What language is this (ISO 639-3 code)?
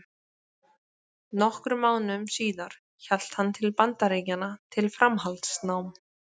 isl